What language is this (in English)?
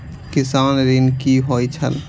Maithili